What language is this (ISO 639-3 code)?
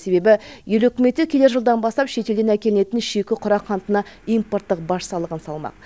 kaz